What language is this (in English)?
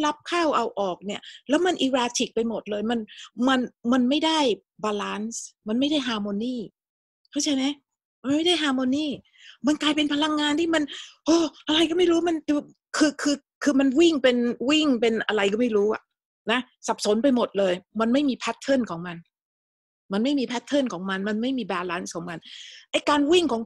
Thai